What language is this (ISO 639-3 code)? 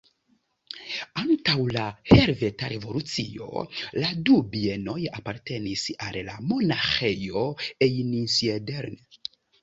epo